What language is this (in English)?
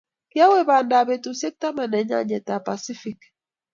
Kalenjin